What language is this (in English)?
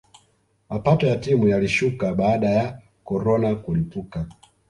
Swahili